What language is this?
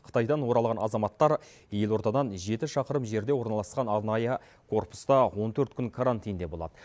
Kazakh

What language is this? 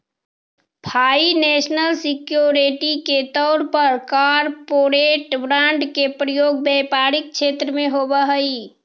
Magahi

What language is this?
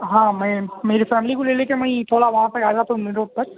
Urdu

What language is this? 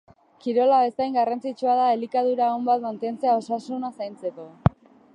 Basque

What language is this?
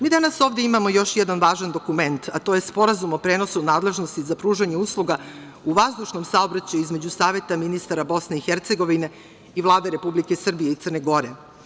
Serbian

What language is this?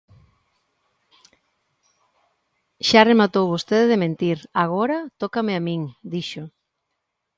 Galician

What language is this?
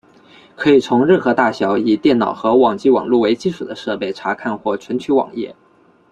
Chinese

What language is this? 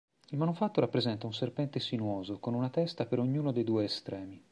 Italian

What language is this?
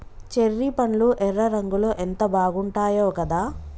Telugu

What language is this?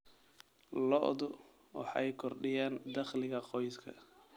Somali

